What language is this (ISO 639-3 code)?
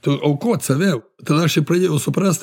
lit